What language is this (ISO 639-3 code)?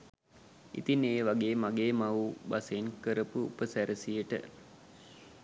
sin